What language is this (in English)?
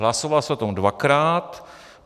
Czech